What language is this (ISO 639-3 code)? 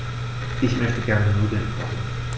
deu